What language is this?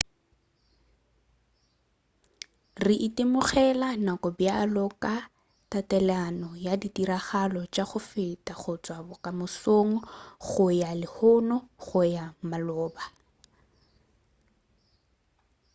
Northern Sotho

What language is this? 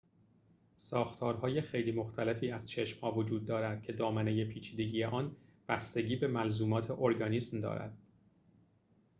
Persian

